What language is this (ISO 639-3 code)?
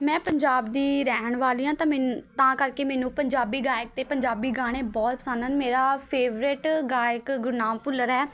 pan